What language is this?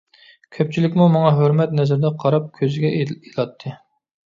Uyghur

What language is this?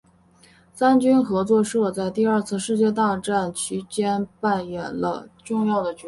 Chinese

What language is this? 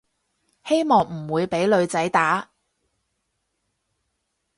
Cantonese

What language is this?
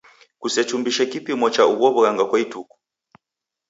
Taita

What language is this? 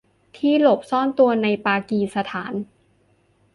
Thai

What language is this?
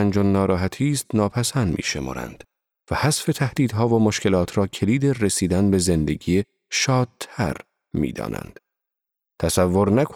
Persian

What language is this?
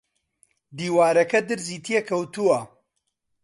Central Kurdish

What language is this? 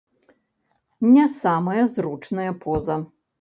Belarusian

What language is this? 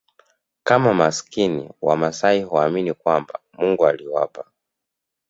Swahili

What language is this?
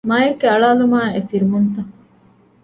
Divehi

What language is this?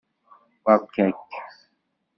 Kabyle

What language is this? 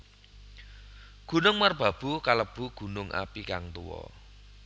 Javanese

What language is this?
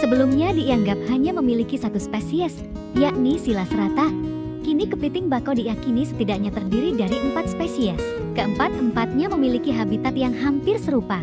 Indonesian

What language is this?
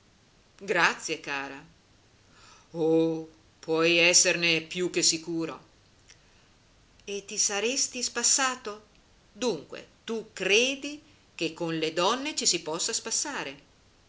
Italian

